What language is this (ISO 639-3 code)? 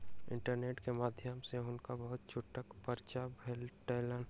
mai